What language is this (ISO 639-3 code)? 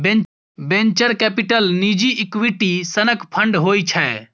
mai